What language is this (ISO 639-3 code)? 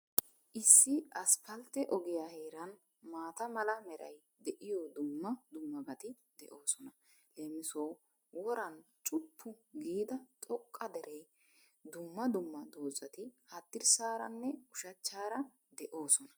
wal